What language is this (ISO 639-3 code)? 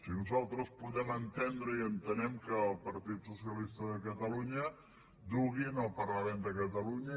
cat